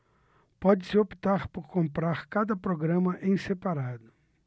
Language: Portuguese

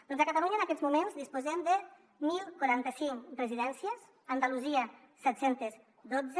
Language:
Catalan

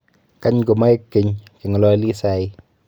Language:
Kalenjin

